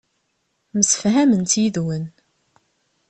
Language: Kabyle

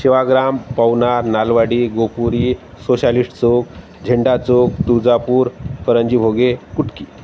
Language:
Marathi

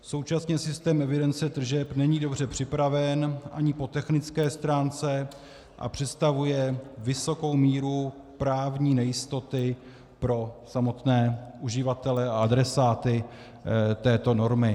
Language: Czech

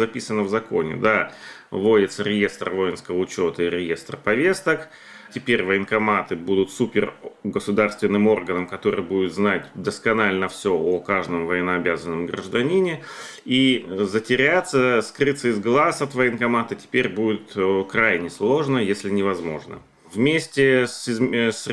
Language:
Russian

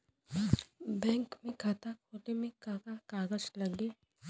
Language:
Bhojpuri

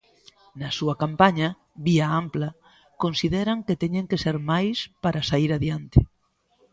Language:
Galician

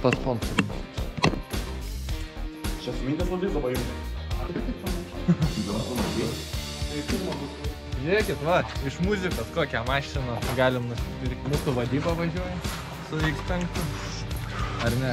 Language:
Lithuanian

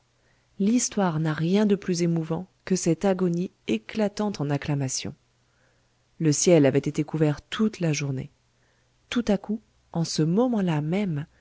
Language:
French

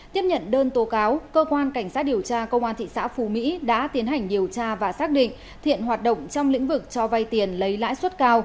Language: Vietnamese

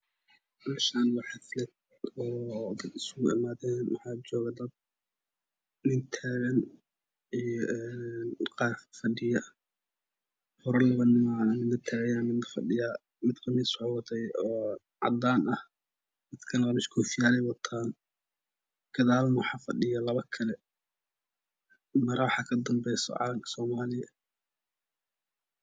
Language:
Somali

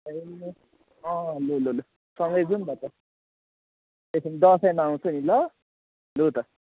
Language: Nepali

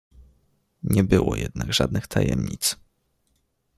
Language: Polish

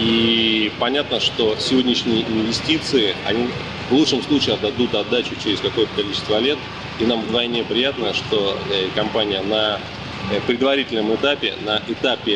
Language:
Russian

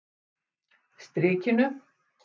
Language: Icelandic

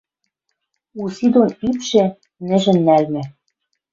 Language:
Western Mari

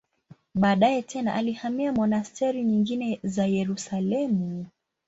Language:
Swahili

